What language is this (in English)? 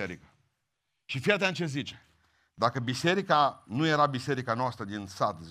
Romanian